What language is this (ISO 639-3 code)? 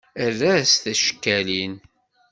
kab